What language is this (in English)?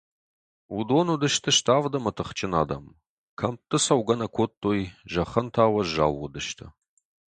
Ossetic